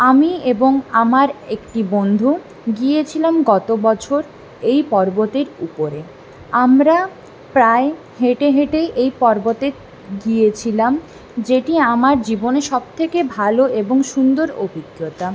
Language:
Bangla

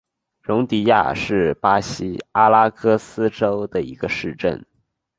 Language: Chinese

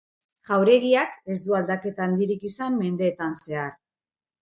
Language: Basque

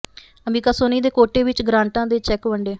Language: Punjabi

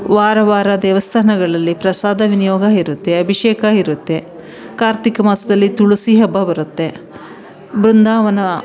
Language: Kannada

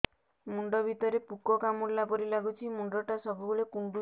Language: Odia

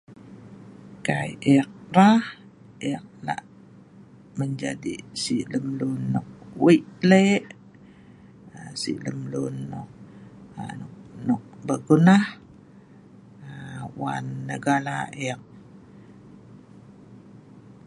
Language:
Sa'ban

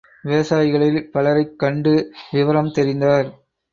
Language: Tamil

